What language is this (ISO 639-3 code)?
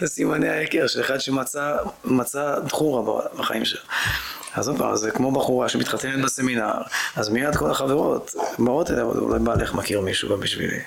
heb